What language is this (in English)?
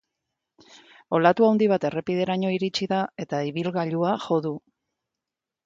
Basque